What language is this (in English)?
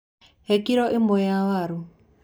Kikuyu